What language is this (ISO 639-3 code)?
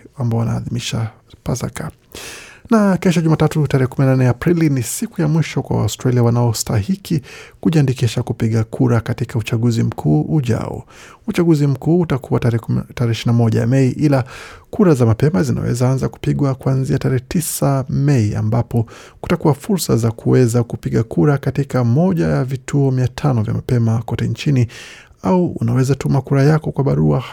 swa